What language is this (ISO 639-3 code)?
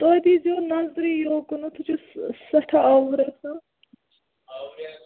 kas